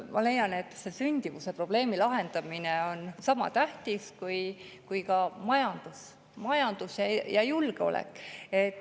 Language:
Estonian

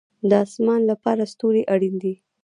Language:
Pashto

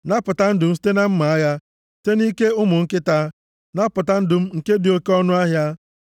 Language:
Igbo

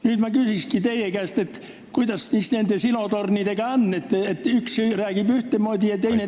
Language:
Estonian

